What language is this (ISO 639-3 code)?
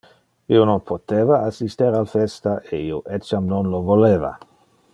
ina